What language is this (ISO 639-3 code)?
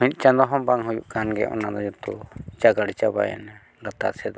sat